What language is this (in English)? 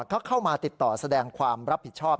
Thai